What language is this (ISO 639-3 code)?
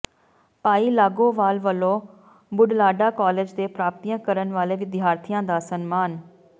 pan